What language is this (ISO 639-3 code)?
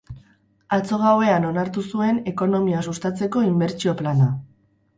eus